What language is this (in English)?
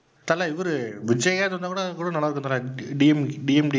Tamil